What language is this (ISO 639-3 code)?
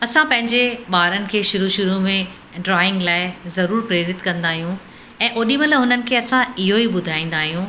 snd